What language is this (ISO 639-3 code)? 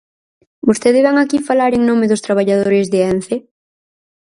glg